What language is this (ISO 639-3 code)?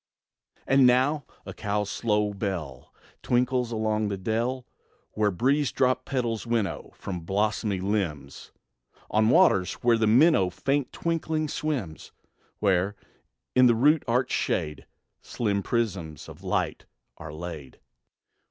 eng